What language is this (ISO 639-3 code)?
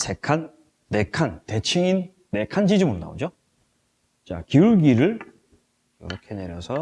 kor